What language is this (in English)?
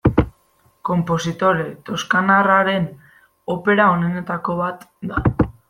Basque